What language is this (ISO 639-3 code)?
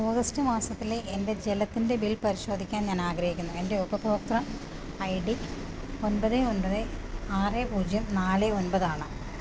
mal